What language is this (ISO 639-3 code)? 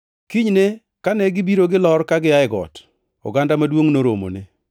luo